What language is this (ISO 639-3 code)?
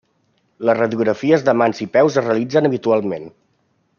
cat